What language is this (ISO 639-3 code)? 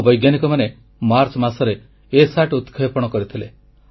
ori